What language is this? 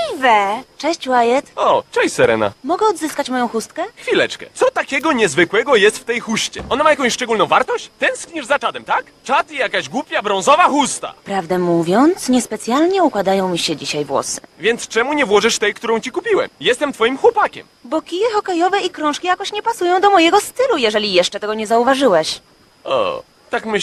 Polish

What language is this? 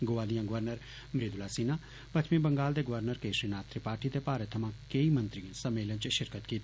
Dogri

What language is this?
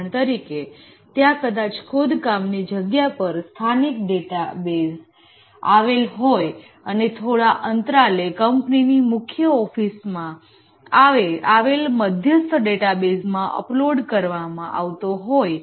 Gujarati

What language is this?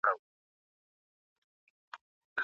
Pashto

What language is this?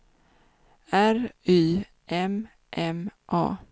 Swedish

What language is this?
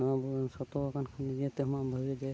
Santali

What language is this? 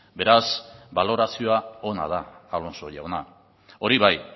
Basque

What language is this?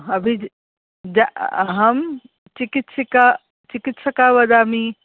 Sanskrit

